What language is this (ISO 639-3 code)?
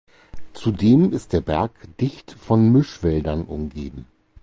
deu